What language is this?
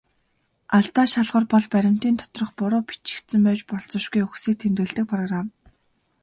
Mongolian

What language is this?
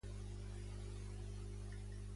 Catalan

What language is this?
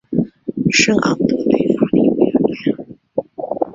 Chinese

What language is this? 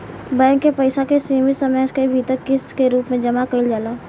Bhojpuri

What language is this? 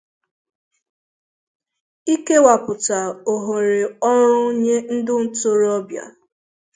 Igbo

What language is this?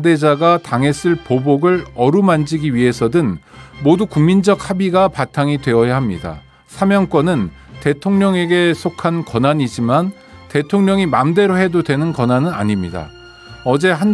Korean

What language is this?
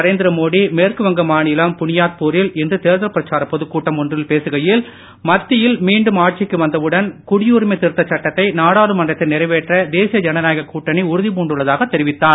Tamil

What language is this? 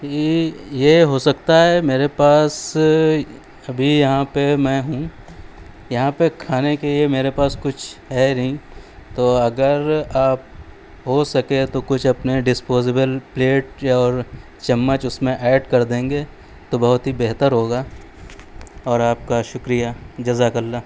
Urdu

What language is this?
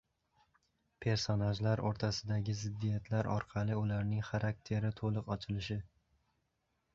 Uzbek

